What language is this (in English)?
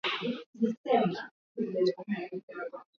Swahili